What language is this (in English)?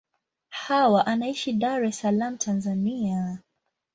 Swahili